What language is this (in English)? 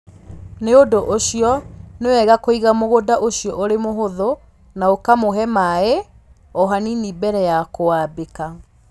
Kikuyu